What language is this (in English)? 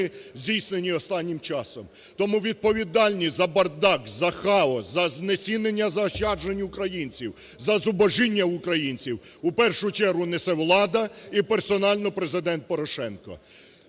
Ukrainian